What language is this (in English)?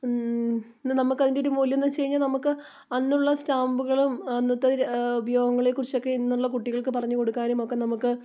Malayalam